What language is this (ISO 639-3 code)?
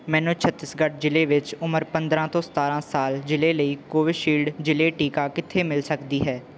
pan